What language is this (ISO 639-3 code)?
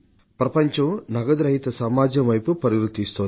tel